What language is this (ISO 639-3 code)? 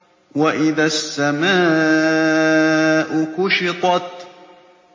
ara